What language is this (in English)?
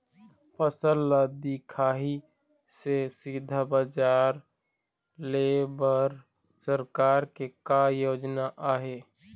Chhattisgarhi